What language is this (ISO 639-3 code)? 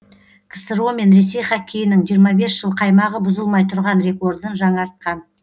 kaz